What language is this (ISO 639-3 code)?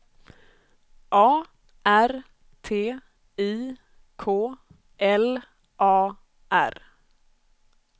swe